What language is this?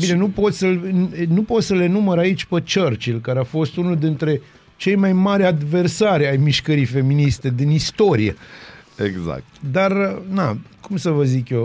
Romanian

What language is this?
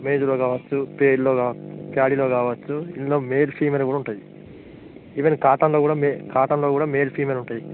Telugu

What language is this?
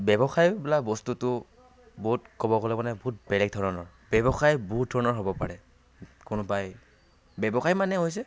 Assamese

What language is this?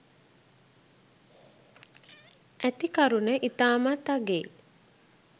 Sinhala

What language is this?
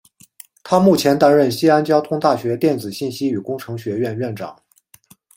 Chinese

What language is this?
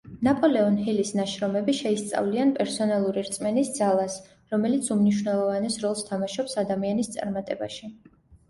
Georgian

